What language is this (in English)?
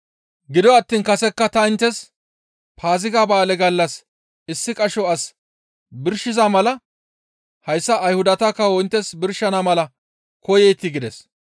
Gamo